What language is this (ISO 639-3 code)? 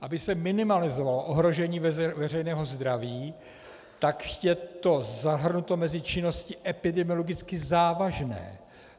ces